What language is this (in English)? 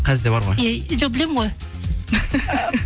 Kazakh